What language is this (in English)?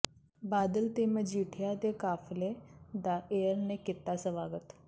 Punjabi